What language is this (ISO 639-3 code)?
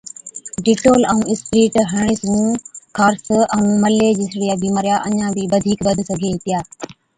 odk